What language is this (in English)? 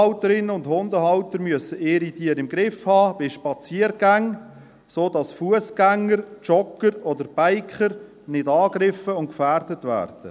Swiss German